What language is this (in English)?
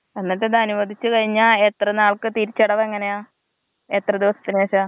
Malayalam